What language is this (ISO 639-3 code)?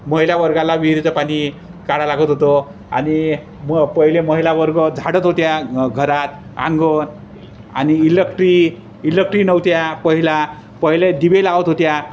mar